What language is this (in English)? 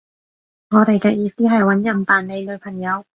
Cantonese